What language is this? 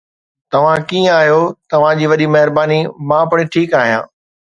Sindhi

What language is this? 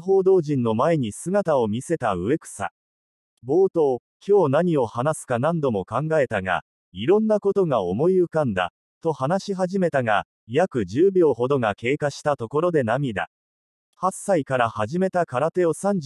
Japanese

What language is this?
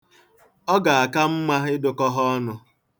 Igbo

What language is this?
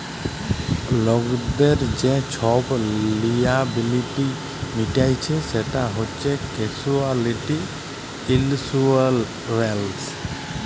Bangla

